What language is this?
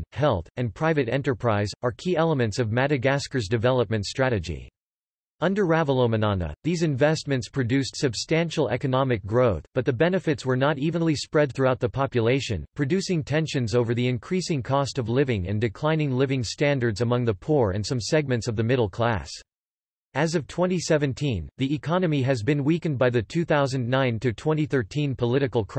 English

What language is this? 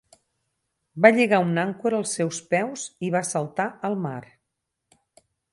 Catalan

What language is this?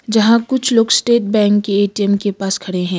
Hindi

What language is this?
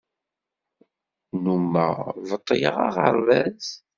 Kabyle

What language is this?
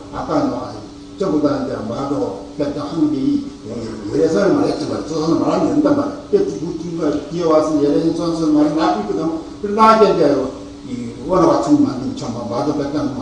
Korean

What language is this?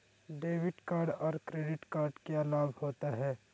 Magahi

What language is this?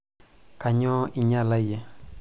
Masai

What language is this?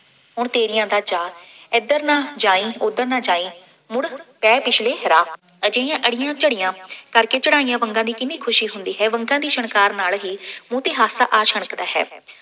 Punjabi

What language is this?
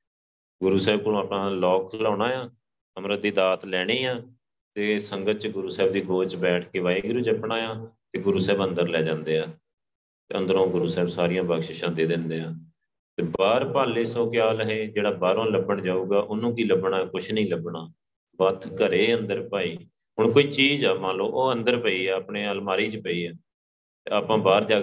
Punjabi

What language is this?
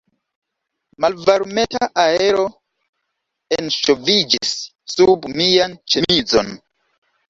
Esperanto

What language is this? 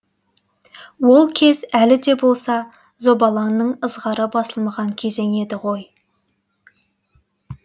Kazakh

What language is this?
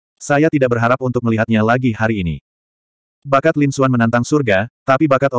Indonesian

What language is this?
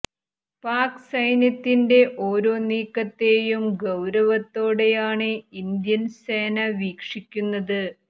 Malayalam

